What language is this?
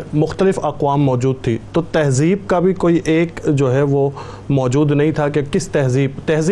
Urdu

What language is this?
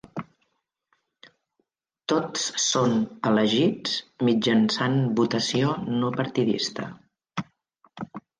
Catalan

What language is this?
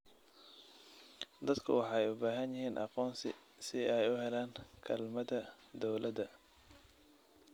Somali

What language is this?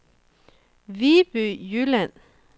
Danish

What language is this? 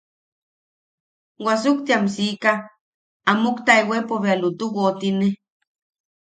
Yaqui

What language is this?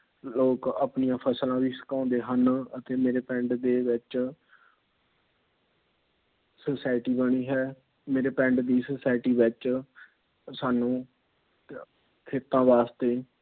Punjabi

